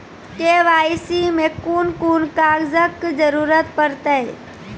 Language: Maithili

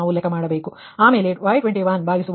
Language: Kannada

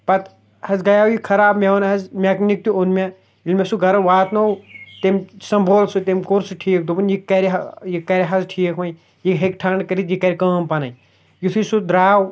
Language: Kashmiri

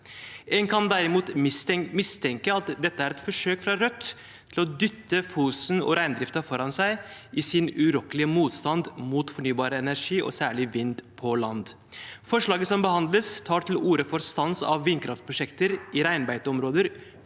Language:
Norwegian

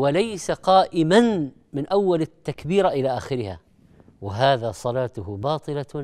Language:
Arabic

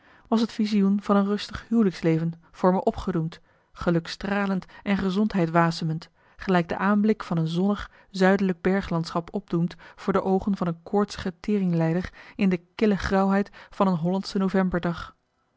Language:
Dutch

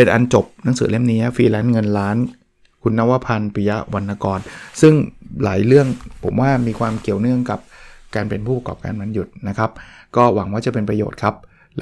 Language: Thai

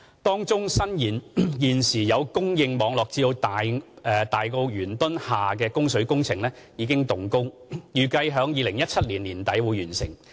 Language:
Cantonese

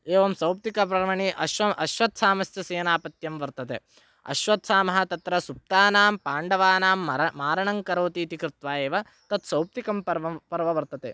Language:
Sanskrit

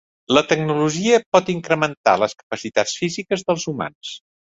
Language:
Catalan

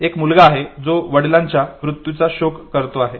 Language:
Marathi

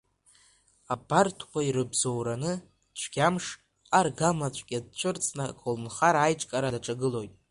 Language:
Abkhazian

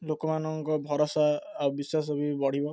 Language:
Odia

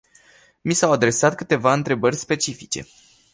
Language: Romanian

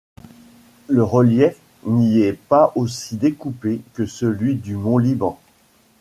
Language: French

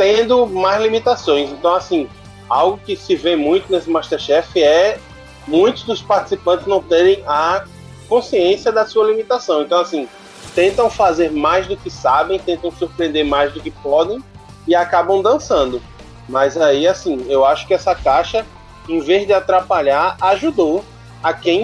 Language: Portuguese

